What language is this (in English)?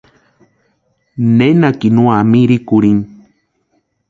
Western Highland Purepecha